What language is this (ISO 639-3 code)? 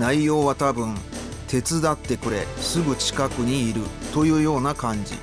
jpn